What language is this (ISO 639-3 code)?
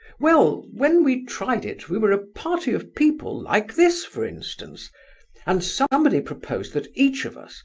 eng